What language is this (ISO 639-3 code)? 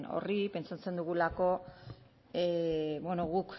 eus